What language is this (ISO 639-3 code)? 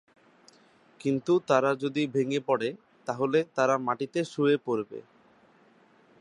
ben